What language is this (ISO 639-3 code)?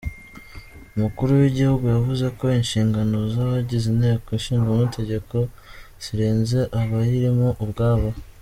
kin